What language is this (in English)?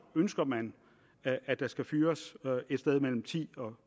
Danish